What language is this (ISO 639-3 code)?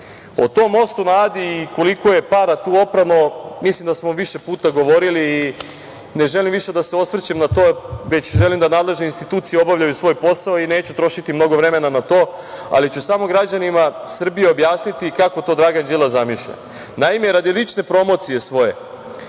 srp